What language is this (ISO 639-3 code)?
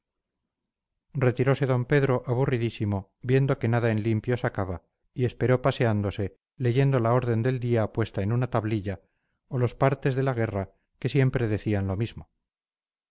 spa